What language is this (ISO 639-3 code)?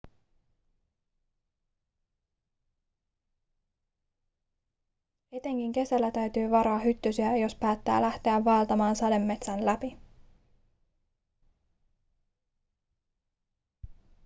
fin